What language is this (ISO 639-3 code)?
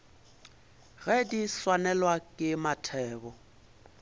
nso